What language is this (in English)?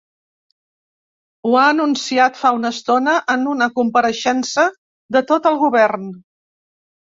Catalan